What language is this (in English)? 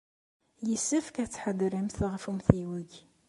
Kabyle